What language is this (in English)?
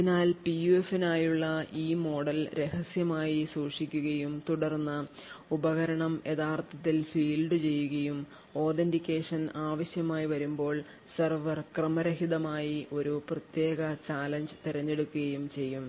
Malayalam